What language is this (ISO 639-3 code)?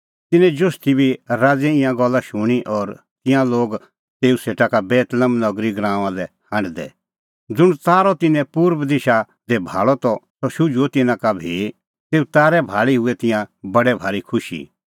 kfx